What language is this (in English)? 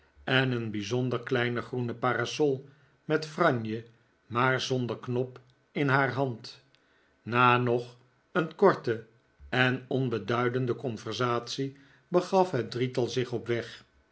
Dutch